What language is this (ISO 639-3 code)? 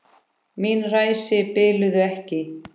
isl